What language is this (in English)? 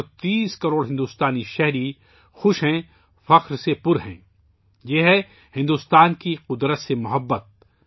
Urdu